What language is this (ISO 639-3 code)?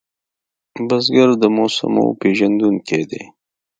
pus